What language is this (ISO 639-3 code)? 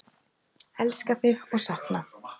isl